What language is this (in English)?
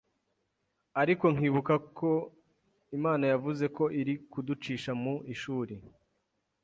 Kinyarwanda